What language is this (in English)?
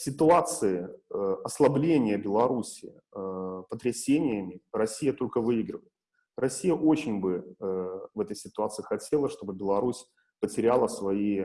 Russian